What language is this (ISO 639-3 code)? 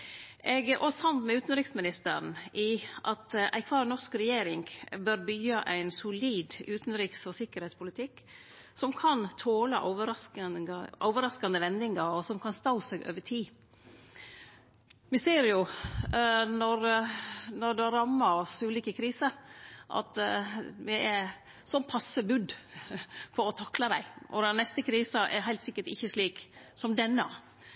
nno